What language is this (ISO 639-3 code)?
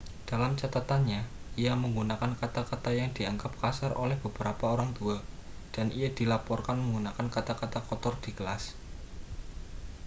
ind